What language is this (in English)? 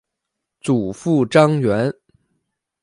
Chinese